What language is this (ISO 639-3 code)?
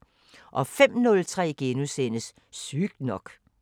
dan